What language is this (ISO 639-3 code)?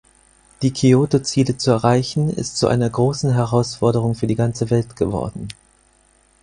deu